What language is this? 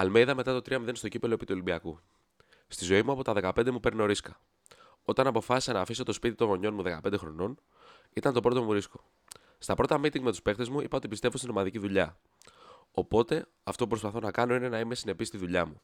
Greek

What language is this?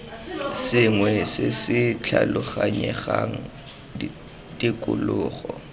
Tswana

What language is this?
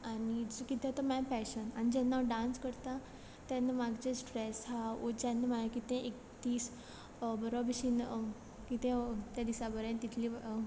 Konkani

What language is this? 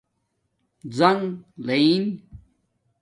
Domaaki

